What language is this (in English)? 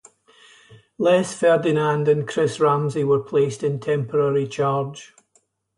English